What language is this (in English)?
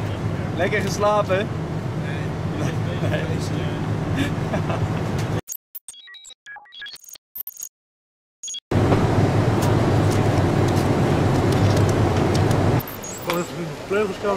Dutch